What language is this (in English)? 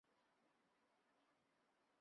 Chinese